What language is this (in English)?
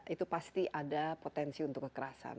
Indonesian